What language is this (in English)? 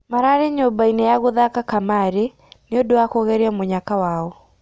Kikuyu